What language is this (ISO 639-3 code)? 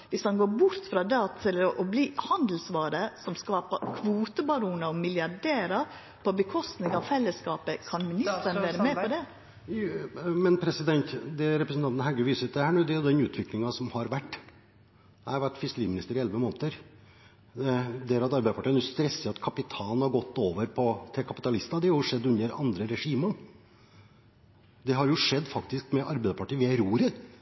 nor